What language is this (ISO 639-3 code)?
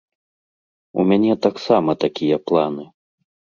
bel